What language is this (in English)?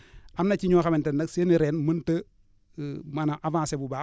Wolof